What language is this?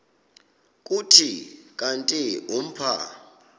Xhosa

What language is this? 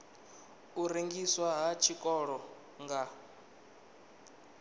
Venda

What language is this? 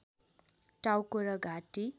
Nepali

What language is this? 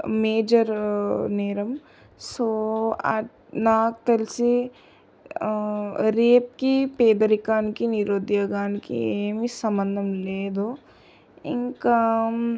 Telugu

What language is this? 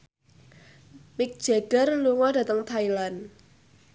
Javanese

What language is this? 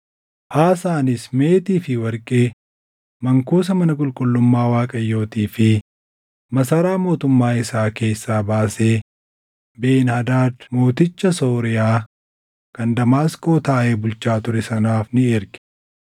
Oromo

